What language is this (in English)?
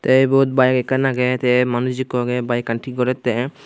Chakma